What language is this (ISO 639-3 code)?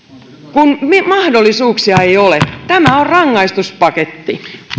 fin